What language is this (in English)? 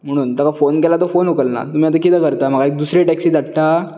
Konkani